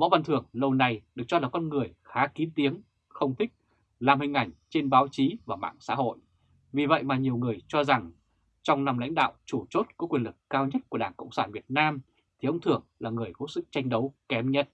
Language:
Vietnamese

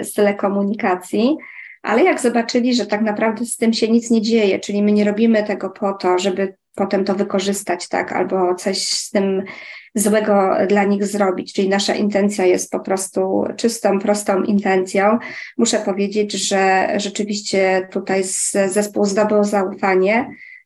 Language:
Polish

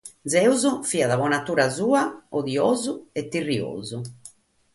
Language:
Sardinian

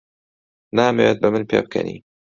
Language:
Central Kurdish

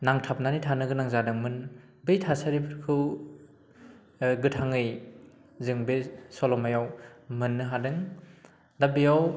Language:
Bodo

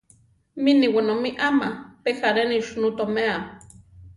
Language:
Central Tarahumara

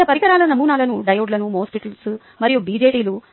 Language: Telugu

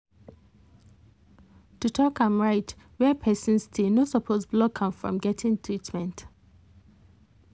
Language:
Nigerian Pidgin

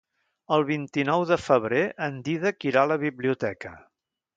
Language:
Catalan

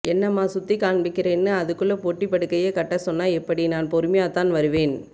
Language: Tamil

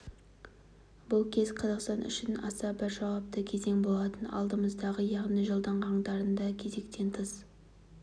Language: Kazakh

